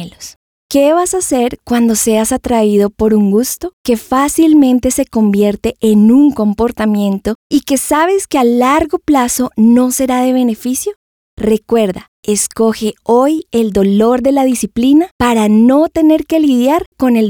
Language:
Spanish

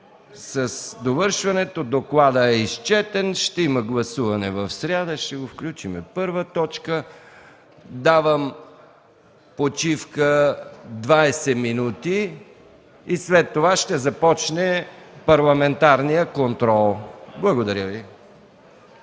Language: Bulgarian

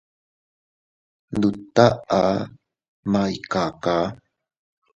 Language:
Teutila Cuicatec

